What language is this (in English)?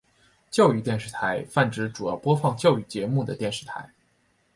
Chinese